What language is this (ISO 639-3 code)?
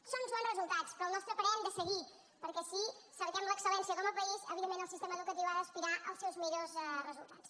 cat